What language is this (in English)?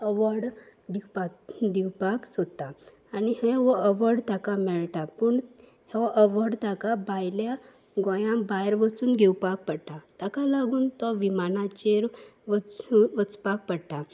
Konkani